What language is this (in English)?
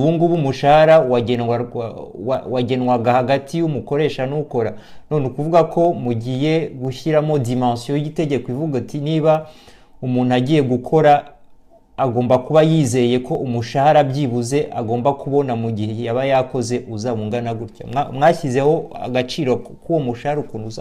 Swahili